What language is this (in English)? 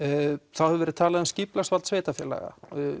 Icelandic